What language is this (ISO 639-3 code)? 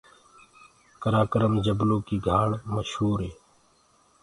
ggg